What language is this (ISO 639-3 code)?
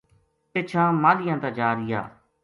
gju